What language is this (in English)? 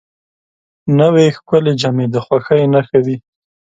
Pashto